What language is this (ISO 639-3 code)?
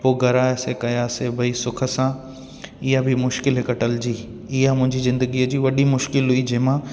snd